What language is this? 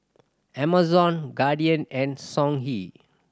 English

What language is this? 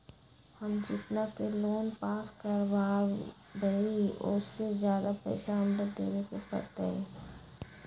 Magahi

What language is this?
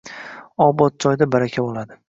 Uzbek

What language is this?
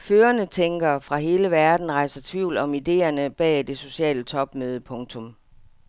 Danish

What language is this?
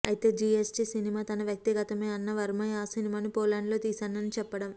Telugu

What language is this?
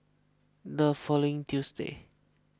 English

